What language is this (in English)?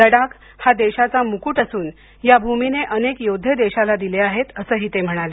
Marathi